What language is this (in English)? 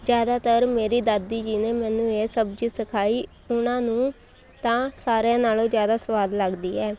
Punjabi